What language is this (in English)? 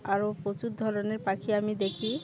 Bangla